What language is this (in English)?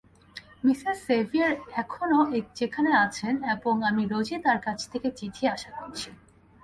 Bangla